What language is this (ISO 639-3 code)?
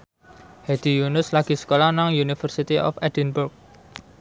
jav